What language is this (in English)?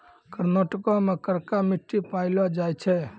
Maithili